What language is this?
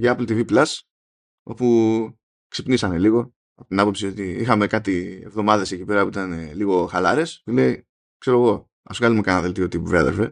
Greek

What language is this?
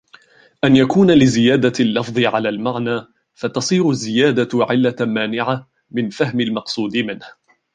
Arabic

